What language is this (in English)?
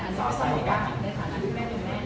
Thai